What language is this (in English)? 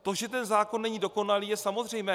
Czech